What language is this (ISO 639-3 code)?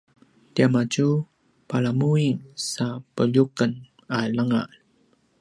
pwn